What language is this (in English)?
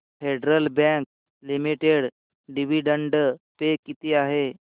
Marathi